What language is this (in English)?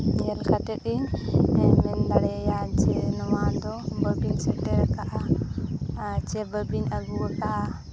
Santali